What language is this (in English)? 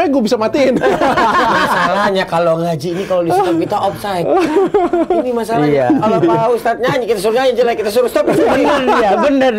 Indonesian